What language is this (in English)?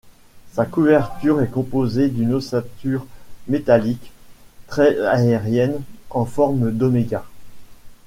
French